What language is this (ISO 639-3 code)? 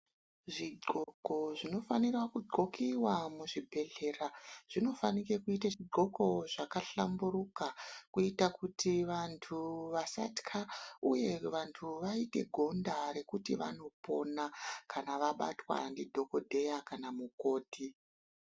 ndc